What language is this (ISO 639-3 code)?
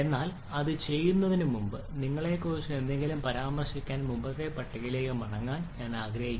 mal